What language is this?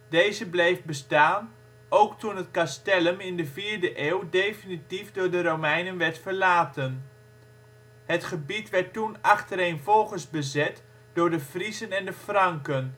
Dutch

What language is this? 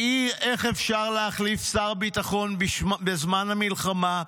Hebrew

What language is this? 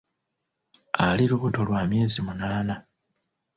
Ganda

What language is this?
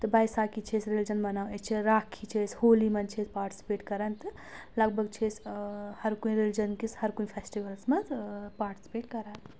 Kashmiri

